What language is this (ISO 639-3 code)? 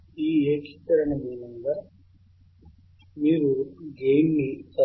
tel